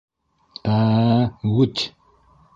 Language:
Bashkir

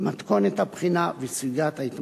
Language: Hebrew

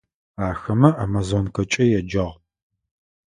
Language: Adyghe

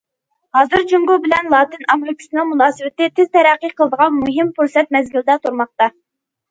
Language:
Uyghur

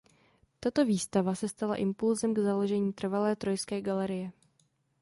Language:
Czech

